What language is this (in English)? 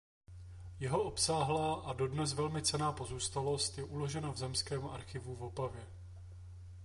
Czech